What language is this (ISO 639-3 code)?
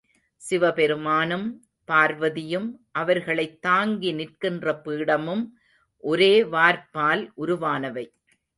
tam